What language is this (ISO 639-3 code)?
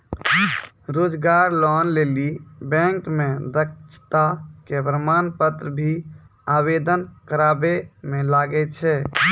mai